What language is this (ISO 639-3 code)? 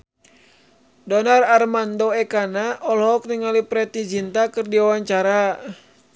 sun